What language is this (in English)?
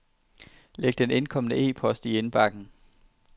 Danish